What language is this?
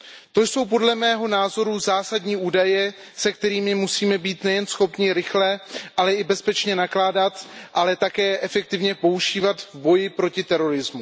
Czech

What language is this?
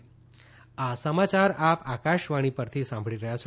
Gujarati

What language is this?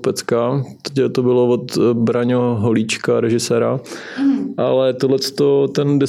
Czech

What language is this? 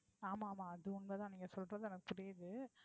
Tamil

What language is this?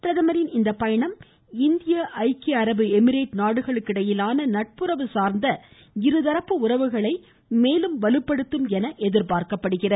Tamil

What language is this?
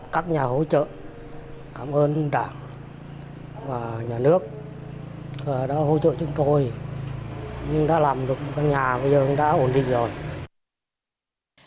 Vietnamese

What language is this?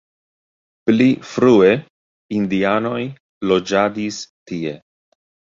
Esperanto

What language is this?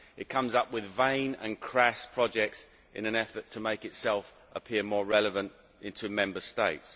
English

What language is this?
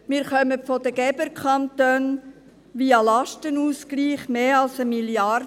Swiss German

